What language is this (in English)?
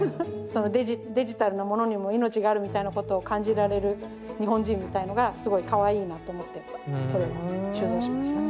Japanese